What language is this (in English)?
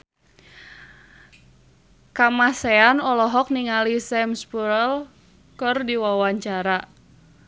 Sundanese